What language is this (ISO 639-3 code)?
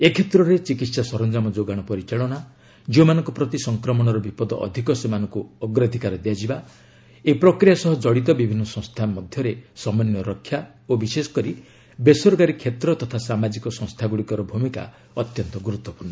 ori